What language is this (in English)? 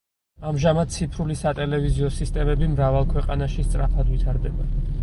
Georgian